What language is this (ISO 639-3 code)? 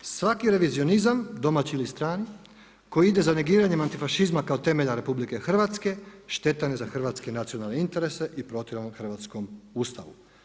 hrv